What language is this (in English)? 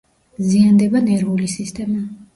Georgian